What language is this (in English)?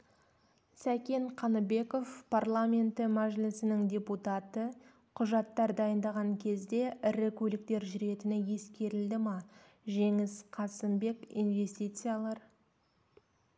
Kazakh